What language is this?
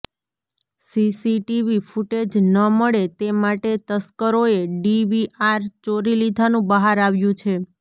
Gujarati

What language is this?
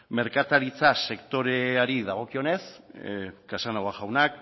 Basque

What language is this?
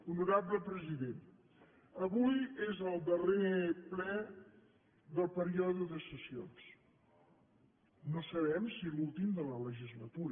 Catalan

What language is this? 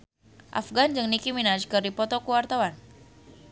Sundanese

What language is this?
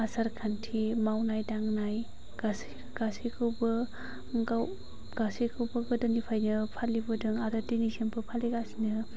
Bodo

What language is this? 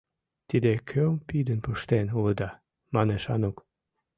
Mari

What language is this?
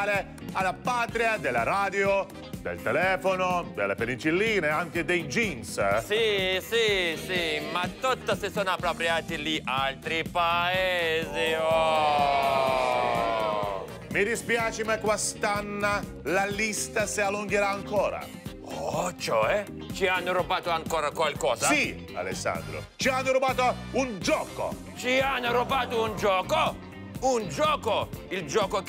Italian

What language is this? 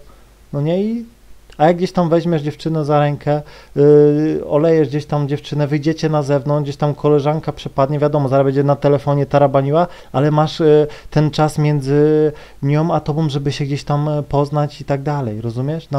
Polish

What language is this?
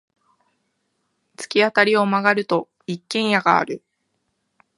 Japanese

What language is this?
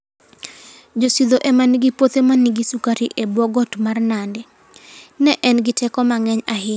Luo (Kenya and Tanzania)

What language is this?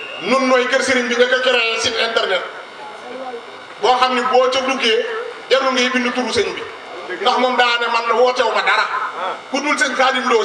Greek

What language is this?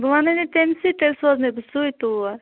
Kashmiri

